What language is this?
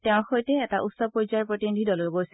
Assamese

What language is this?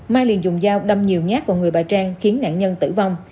Vietnamese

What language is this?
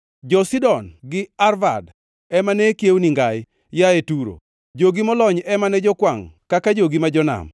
Luo (Kenya and Tanzania)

